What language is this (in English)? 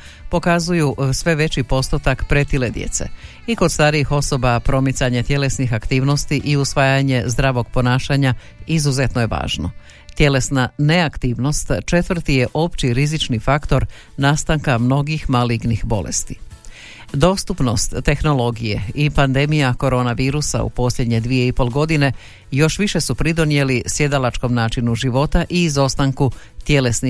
Croatian